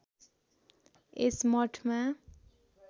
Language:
Nepali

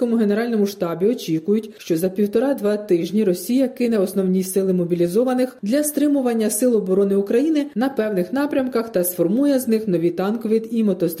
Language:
Ukrainian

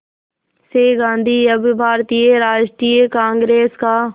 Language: Hindi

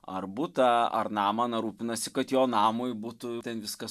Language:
Lithuanian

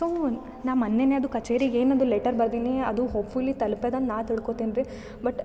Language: Kannada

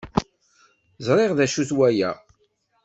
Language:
Kabyle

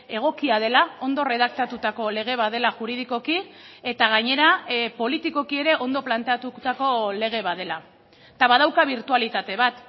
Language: Basque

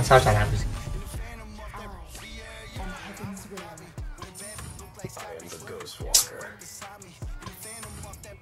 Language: Vietnamese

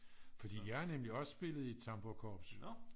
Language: Danish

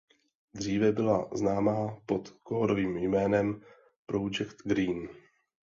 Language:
Czech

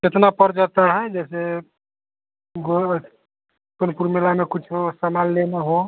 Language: Hindi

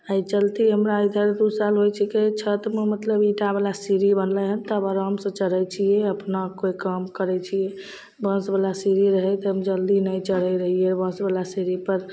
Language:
Maithili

